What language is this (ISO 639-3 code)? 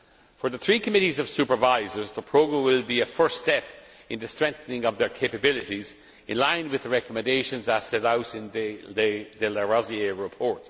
eng